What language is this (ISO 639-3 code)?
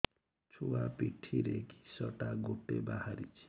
ori